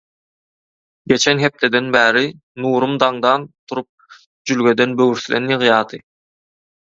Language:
Turkmen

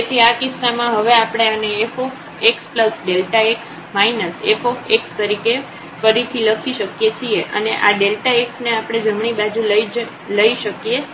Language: Gujarati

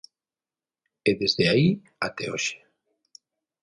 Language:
Galician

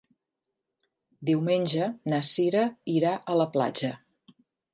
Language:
Catalan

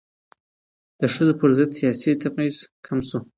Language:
Pashto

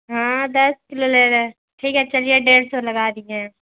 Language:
Urdu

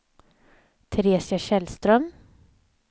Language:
Swedish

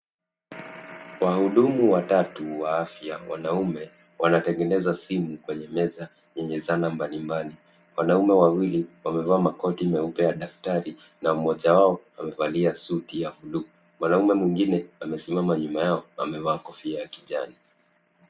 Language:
Swahili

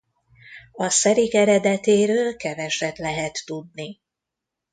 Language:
Hungarian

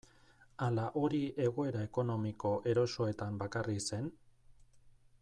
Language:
Basque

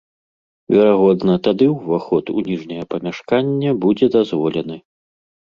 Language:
Belarusian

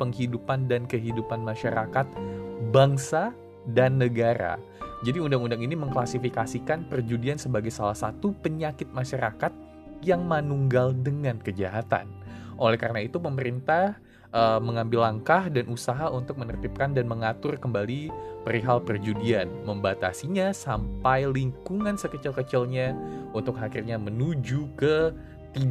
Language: Indonesian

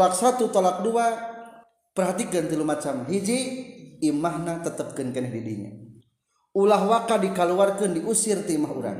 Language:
Indonesian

